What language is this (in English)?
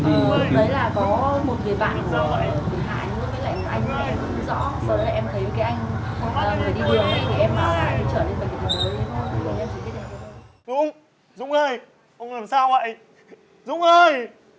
Vietnamese